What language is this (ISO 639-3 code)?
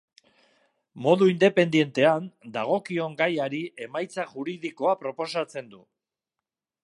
eus